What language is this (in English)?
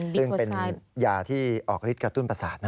Thai